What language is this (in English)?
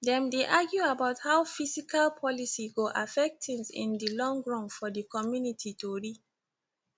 Nigerian Pidgin